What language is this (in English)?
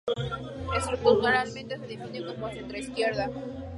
Spanish